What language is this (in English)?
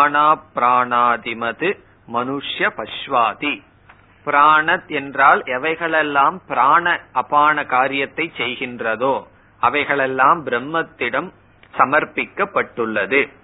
Tamil